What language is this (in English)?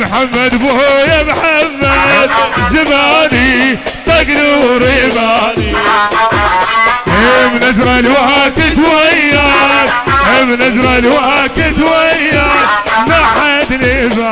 Arabic